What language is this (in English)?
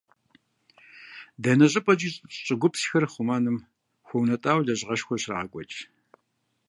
Kabardian